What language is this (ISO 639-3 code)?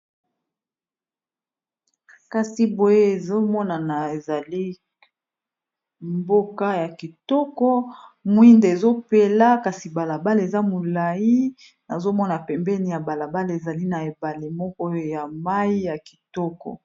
lin